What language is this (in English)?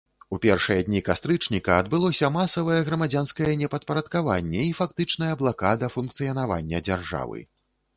Belarusian